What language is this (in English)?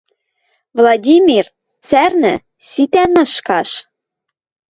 Western Mari